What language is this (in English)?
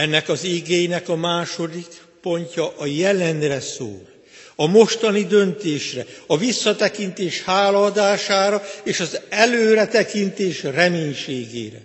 Hungarian